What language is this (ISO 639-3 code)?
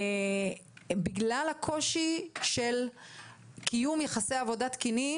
heb